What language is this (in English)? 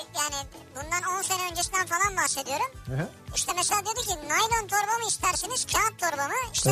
Turkish